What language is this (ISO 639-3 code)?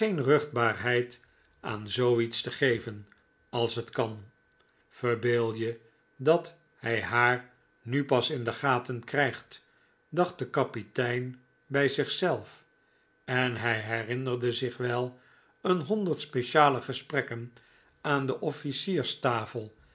nld